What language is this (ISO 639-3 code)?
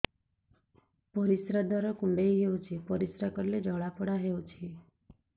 ori